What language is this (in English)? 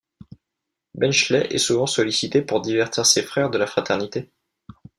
French